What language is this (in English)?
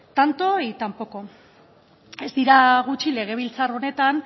Basque